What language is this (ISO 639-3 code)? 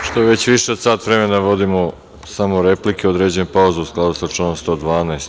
srp